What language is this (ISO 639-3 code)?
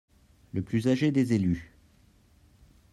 fra